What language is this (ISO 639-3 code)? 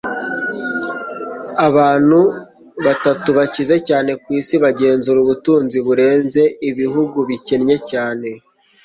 kin